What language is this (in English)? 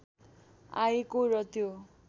Nepali